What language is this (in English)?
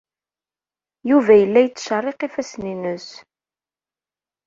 Kabyle